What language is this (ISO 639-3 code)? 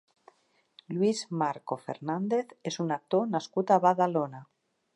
cat